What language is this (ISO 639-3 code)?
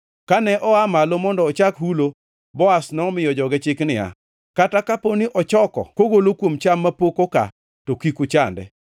luo